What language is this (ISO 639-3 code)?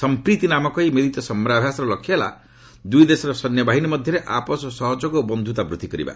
ori